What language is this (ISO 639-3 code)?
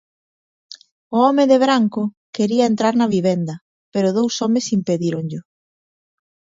glg